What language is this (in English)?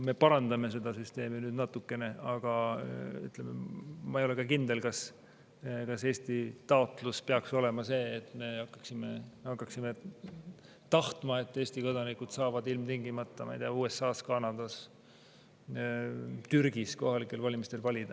Estonian